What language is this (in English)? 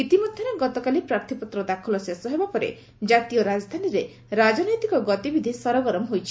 Odia